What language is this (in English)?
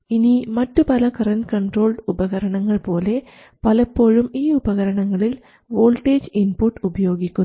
Malayalam